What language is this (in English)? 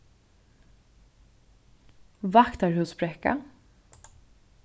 Faroese